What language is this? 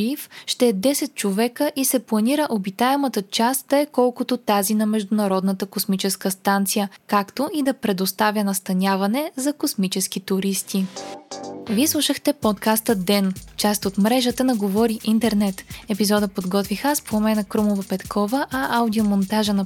Bulgarian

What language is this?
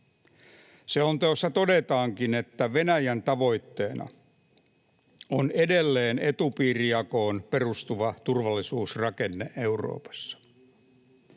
Finnish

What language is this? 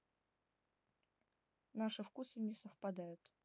Russian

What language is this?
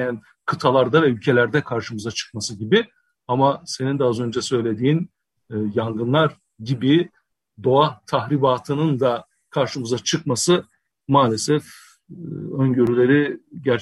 Turkish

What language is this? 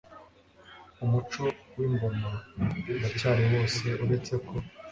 Kinyarwanda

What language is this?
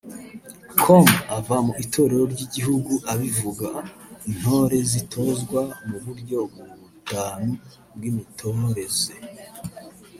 Kinyarwanda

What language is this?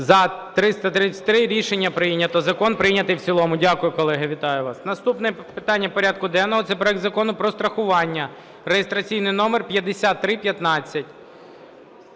Ukrainian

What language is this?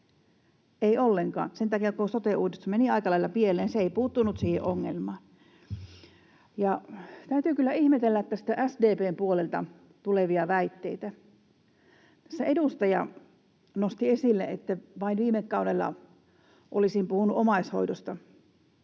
Finnish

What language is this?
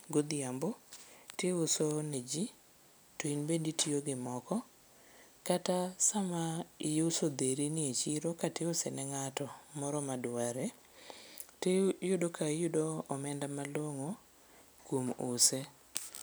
Luo (Kenya and Tanzania)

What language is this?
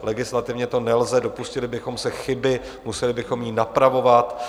Czech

